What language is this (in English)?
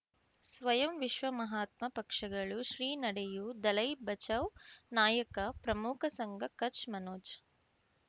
Kannada